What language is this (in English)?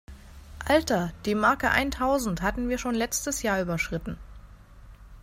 German